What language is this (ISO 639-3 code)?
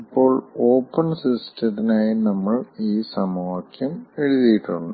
mal